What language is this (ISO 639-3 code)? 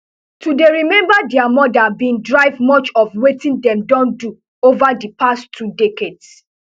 pcm